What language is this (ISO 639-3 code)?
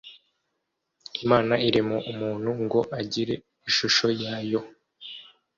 kin